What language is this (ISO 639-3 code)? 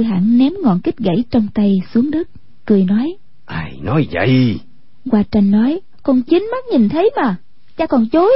vie